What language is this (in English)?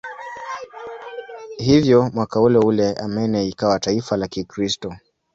Swahili